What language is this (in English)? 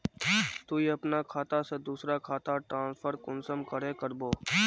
Magahi